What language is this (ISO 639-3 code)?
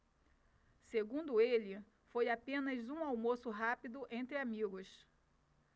por